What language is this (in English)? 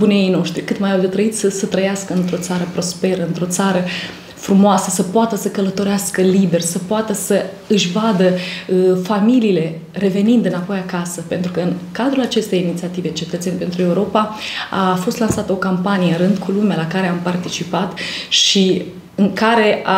Romanian